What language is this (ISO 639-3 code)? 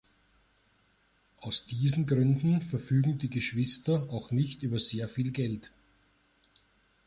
deu